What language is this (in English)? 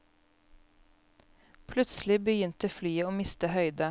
Norwegian